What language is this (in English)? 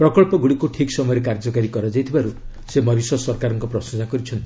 Odia